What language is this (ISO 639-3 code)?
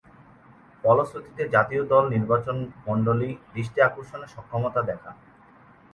ben